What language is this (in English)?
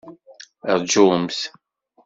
Kabyle